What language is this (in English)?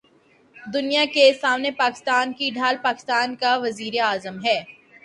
Urdu